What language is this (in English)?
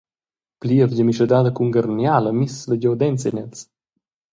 Romansh